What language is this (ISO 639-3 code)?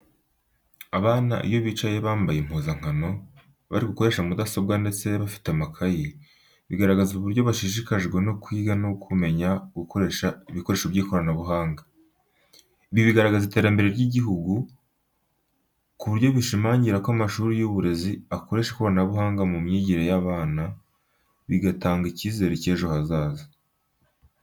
kin